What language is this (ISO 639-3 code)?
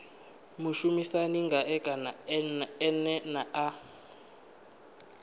ven